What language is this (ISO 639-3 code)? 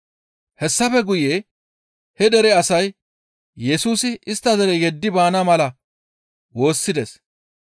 gmv